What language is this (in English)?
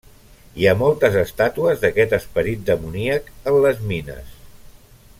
Catalan